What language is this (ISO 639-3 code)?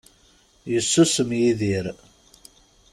kab